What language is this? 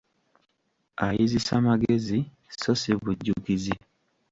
Ganda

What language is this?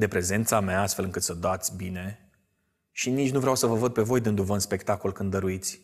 Romanian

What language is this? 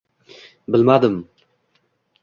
Uzbek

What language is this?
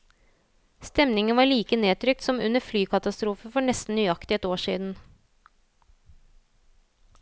Norwegian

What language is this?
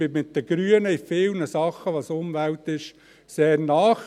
Swiss German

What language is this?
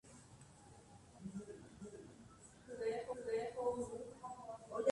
Guarani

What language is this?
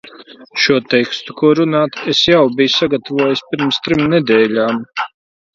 Latvian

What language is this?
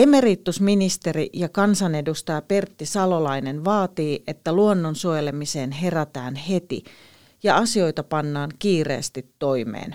Finnish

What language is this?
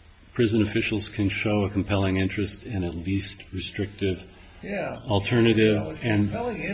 English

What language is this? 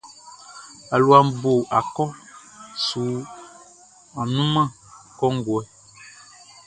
Baoulé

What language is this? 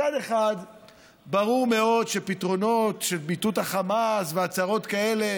Hebrew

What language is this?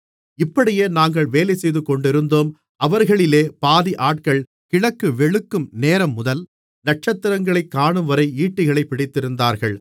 Tamil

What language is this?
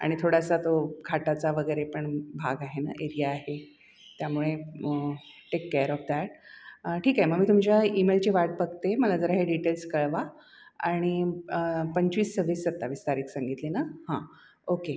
Marathi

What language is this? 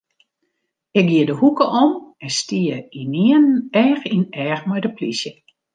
Western Frisian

